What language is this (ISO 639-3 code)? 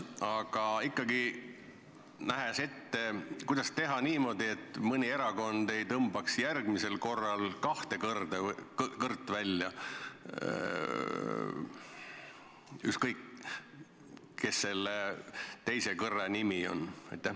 est